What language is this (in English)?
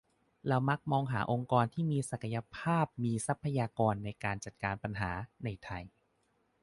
Thai